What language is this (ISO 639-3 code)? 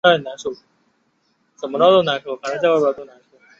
zho